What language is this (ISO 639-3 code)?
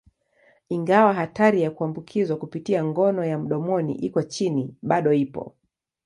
swa